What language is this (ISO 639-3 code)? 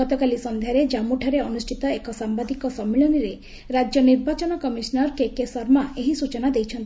ori